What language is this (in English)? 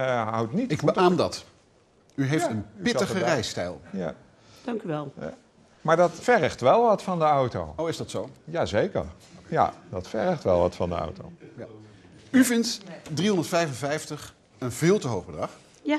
Dutch